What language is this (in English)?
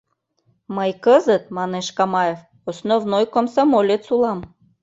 Mari